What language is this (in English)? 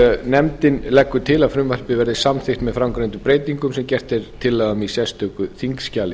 Icelandic